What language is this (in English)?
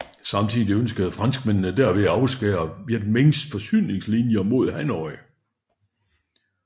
Danish